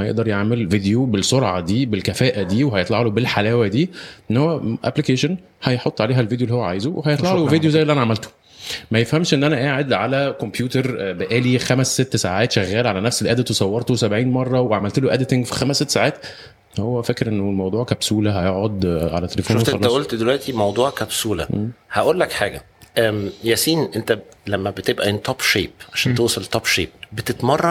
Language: Arabic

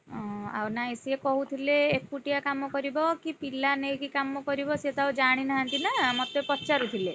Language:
Odia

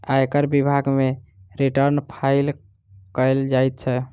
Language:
Maithili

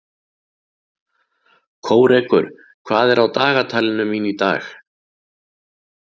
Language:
Icelandic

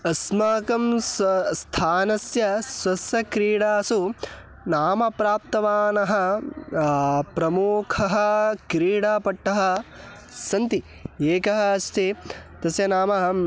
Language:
Sanskrit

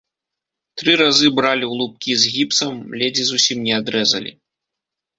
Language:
Belarusian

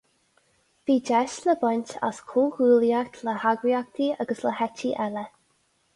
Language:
Irish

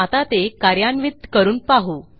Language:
Marathi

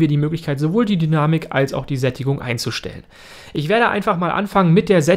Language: German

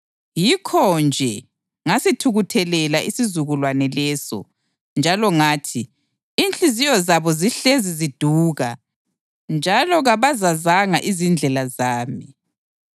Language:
North Ndebele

